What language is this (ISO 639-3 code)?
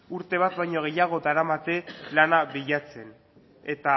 eus